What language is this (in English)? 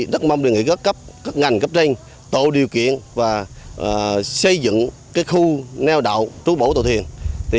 Vietnamese